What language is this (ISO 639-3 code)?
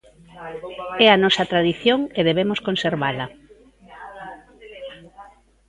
glg